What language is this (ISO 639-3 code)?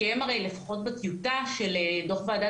heb